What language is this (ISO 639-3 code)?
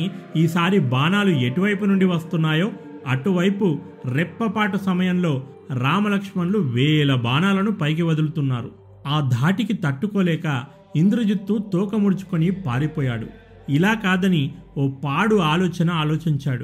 tel